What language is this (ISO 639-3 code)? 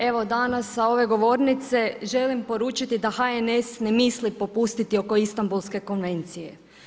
hrv